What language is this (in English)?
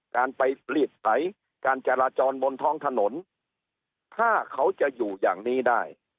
Thai